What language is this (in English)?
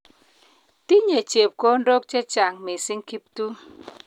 Kalenjin